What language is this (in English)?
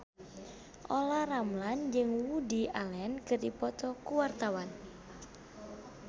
Sundanese